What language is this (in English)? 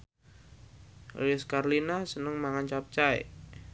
Javanese